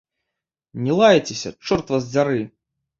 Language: Belarusian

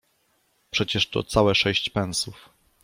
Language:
Polish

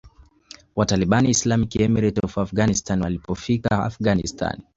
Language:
Swahili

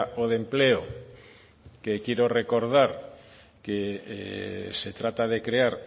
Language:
Spanish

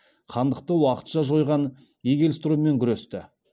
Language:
Kazakh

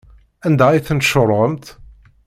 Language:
Kabyle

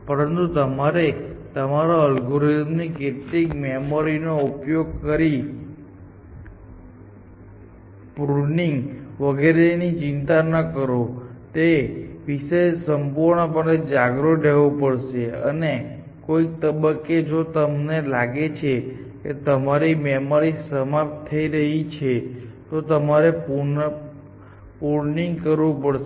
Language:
Gujarati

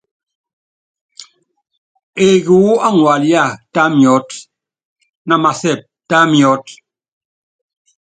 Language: Yangben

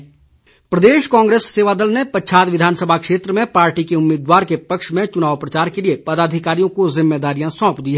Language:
Hindi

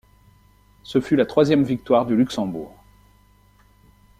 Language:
French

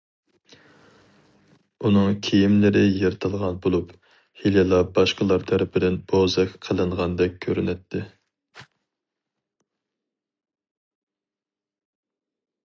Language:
Uyghur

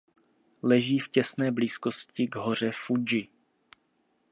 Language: Czech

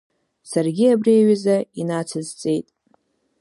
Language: Abkhazian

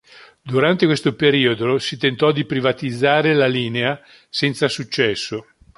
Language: Italian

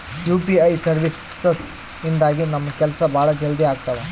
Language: Kannada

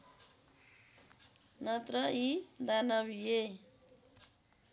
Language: Nepali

